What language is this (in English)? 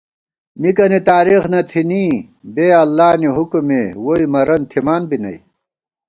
Gawar-Bati